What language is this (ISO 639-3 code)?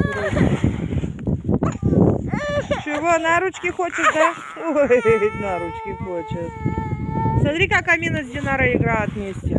rus